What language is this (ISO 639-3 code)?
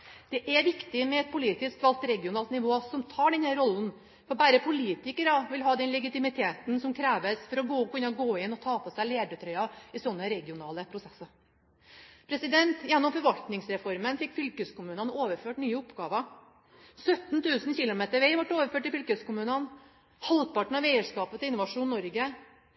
nob